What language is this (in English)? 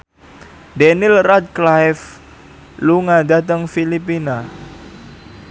Javanese